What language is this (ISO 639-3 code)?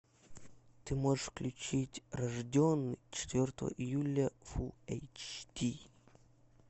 rus